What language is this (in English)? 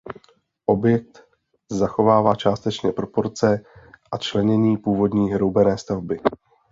Czech